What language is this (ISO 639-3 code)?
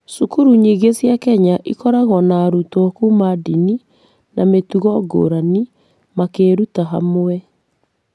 kik